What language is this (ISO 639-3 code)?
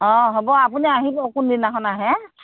asm